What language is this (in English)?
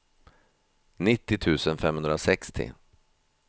Swedish